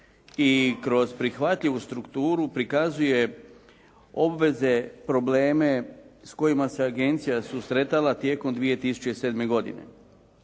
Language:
Croatian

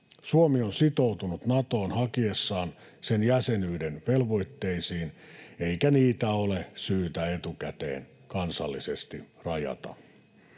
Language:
Finnish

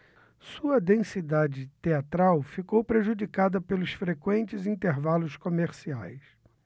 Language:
Portuguese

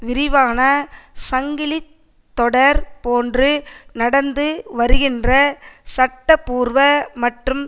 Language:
Tamil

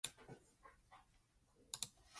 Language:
English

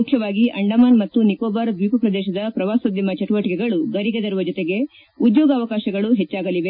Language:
Kannada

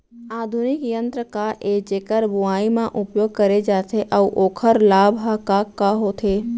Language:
Chhattisgarhi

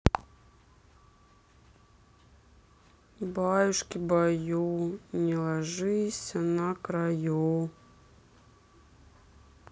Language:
Russian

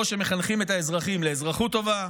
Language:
Hebrew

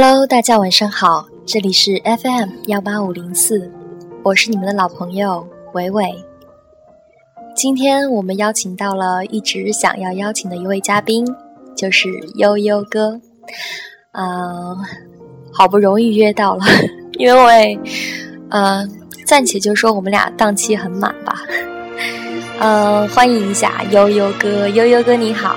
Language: Chinese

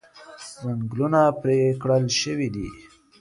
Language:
Pashto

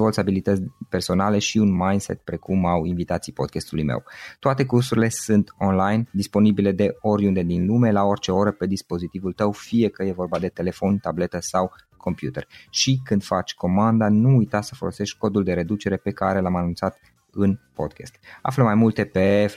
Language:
Romanian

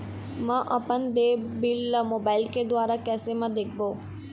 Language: Chhattisgarhi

